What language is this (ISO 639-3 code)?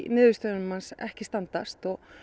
isl